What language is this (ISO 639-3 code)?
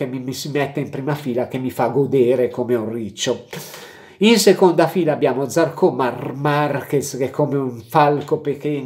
ita